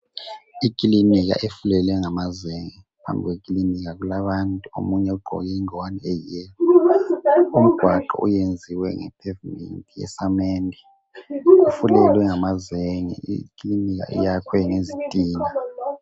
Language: North Ndebele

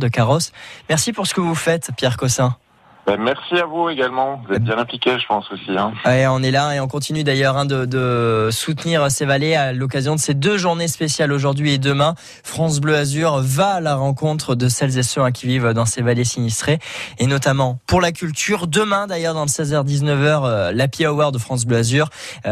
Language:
French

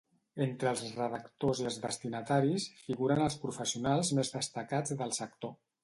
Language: Catalan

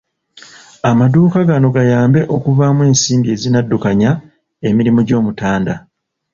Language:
Ganda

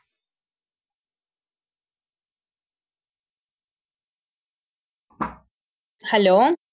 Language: Tamil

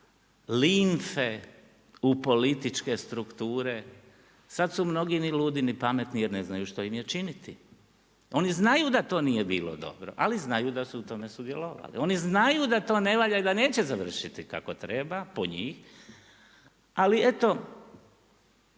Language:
Croatian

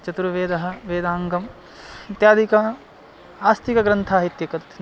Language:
Sanskrit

